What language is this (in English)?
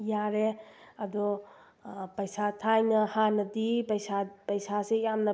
Manipuri